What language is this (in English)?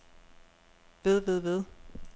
Danish